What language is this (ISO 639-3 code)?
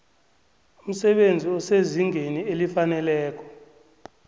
nbl